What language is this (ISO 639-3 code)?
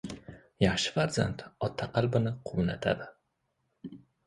uzb